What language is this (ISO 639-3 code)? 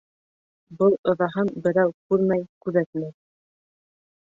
bak